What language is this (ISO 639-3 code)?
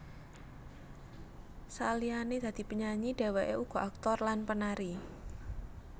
jav